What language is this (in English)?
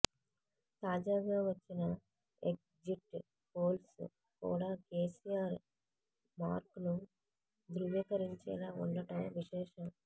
Telugu